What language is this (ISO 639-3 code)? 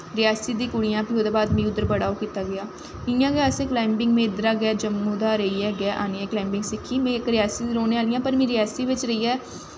doi